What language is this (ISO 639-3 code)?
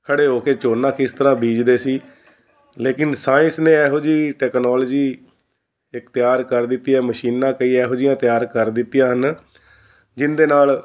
pan